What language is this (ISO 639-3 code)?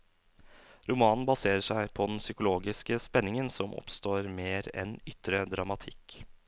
nor